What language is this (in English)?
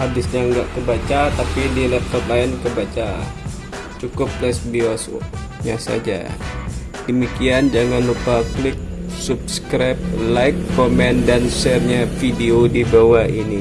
Indonesian